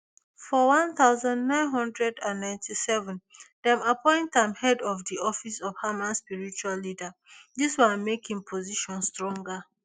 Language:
Nigerian Pidgin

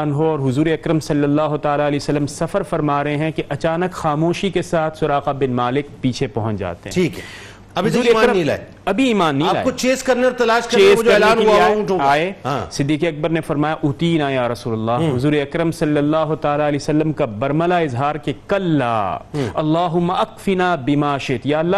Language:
Urdu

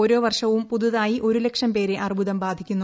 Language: Malayalam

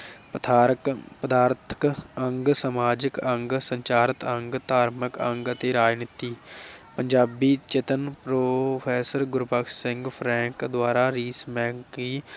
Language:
Punjabi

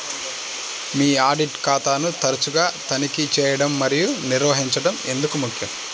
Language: Telugu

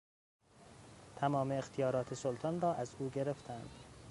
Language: Persian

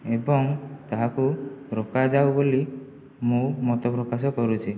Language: Odia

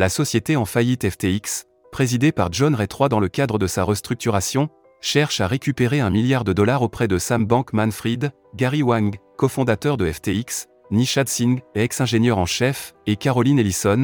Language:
French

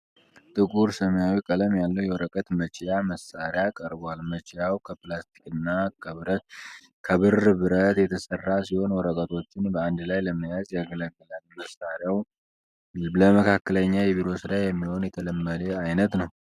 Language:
Amharic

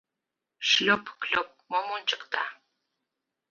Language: Mari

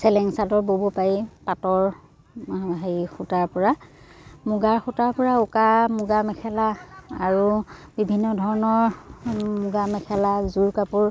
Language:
Assamese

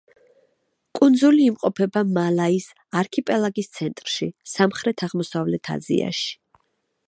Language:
Georgian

